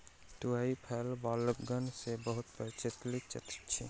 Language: Maithili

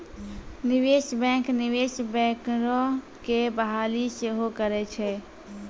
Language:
Maithili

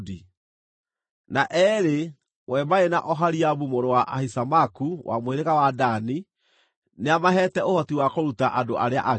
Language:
Kikuyu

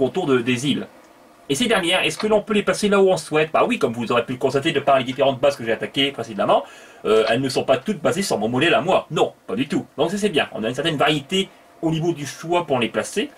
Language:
French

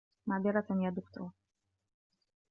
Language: Arabic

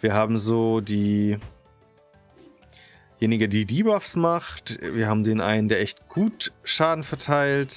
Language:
German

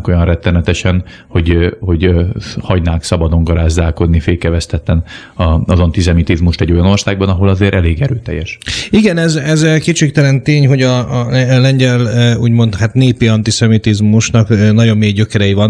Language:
Hungarian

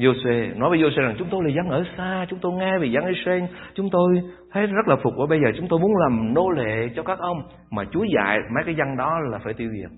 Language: Vietnamese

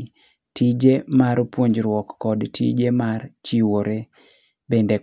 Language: Luo (Kenya and Tanzania)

